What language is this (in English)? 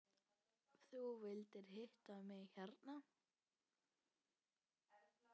Icelandic